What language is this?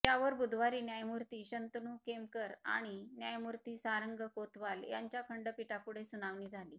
Marathi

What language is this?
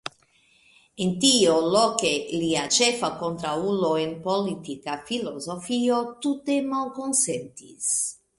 Esperanto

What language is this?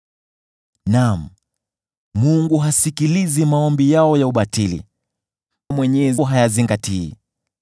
Swahili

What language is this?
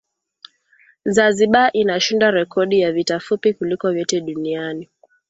Swahili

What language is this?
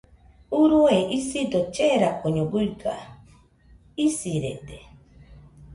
Nüpode Huitoto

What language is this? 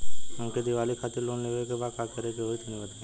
Bhojpuri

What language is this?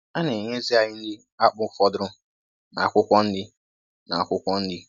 Igbo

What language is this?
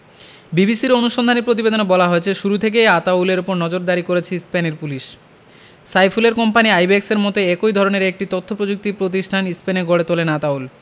Bangla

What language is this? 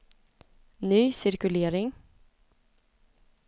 Swedish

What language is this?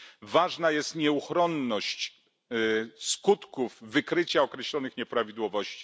Polish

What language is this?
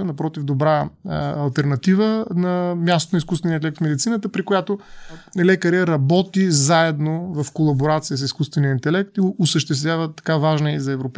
Bulgarian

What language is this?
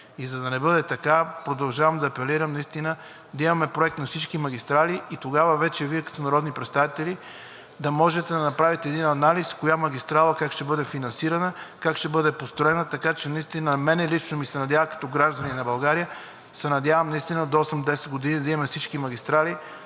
Bulgarian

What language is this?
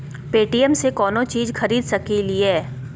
Magahi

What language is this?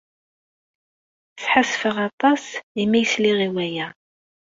Kabyle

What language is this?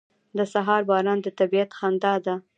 Pashto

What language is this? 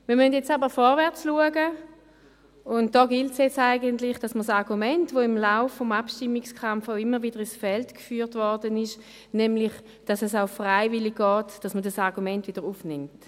Swiss German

